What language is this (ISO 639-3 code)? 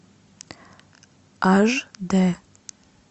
rus